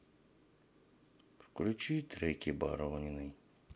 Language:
Russian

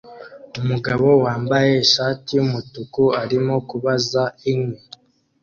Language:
Kinyarwanda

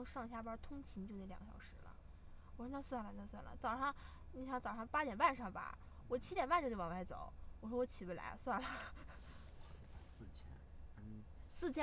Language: Chinese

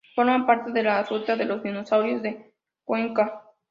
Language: Spanish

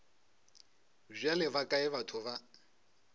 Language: Northern Sotho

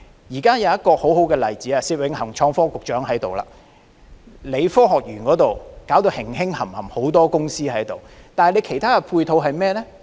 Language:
Cantonese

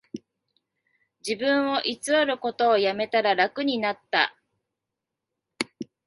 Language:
Japanese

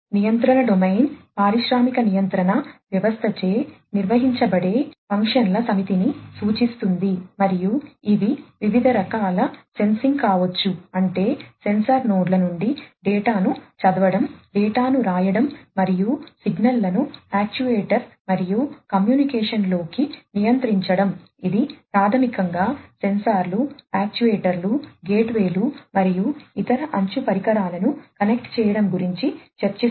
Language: Telugu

